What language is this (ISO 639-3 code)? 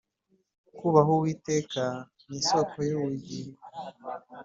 kin